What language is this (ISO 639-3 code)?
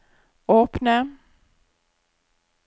nor